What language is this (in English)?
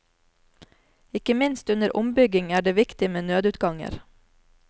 Norwegian